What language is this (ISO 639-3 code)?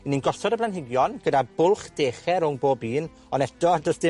cym